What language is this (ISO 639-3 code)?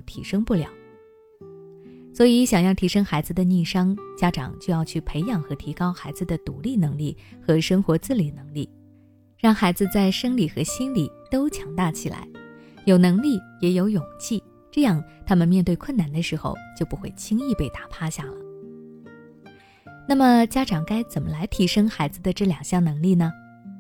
zho